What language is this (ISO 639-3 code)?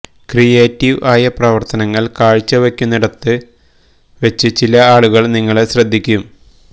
mal